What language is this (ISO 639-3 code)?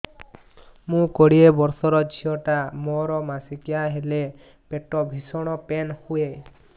ori